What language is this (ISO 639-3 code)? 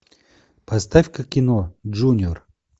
rus